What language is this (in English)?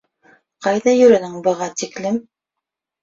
Bashkir